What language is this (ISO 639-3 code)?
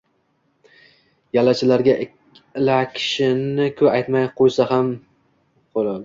uzb